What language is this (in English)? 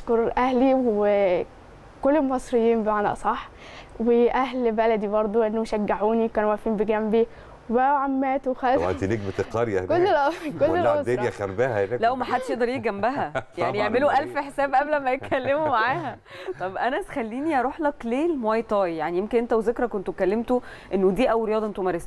Arabic